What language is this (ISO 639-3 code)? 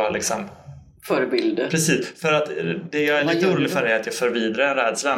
swe